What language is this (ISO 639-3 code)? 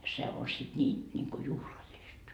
fin